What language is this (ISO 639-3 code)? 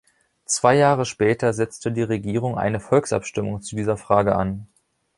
deu